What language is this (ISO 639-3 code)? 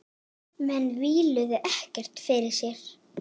isl